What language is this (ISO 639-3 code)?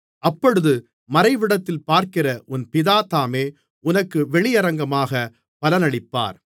tam